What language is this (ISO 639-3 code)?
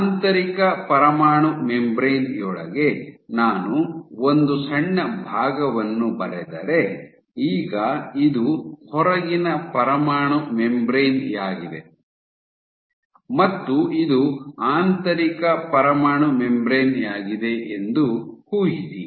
kan